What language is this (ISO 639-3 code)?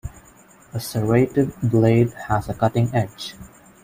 eng